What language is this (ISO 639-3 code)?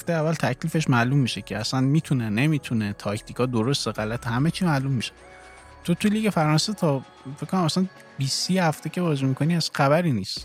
fas